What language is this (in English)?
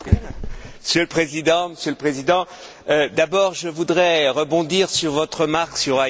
French